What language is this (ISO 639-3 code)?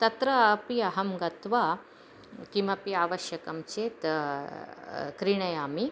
san